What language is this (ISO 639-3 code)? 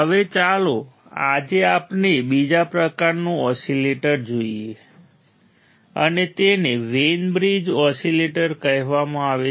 guj